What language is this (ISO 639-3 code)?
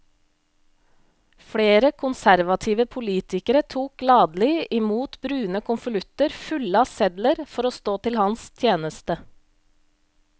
nor